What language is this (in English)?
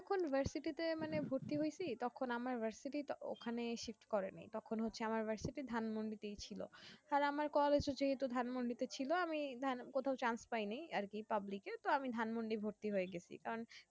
Bangla